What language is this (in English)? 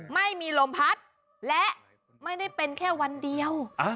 Thai